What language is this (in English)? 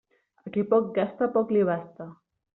Catalan